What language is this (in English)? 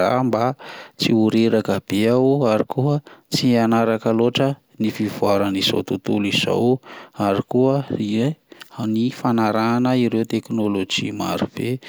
Malagasy